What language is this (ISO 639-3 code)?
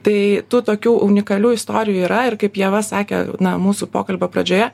lit